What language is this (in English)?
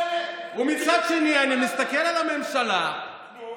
Hebrew